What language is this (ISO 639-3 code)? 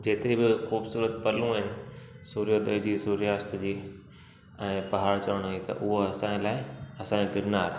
snd